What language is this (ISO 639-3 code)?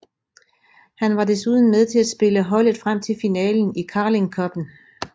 dan